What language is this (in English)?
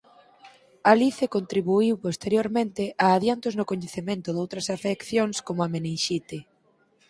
Galician